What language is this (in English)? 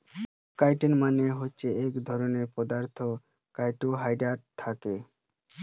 Bangla